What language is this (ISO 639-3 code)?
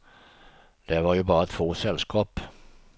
swe